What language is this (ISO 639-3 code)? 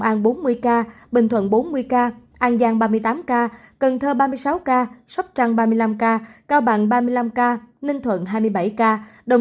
vie